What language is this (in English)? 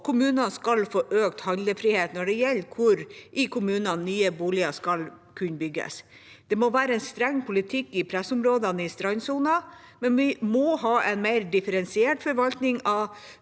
Norwegian